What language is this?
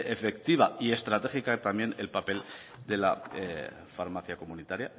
Spanish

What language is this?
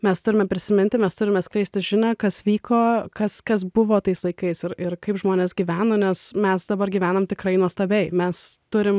Lithuanian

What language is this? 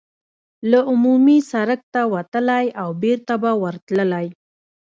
Pashto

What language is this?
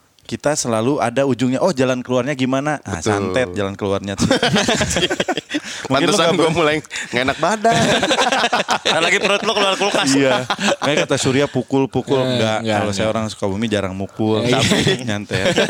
Indonesian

